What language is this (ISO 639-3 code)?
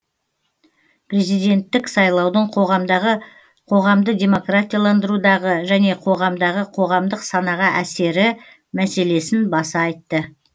kaz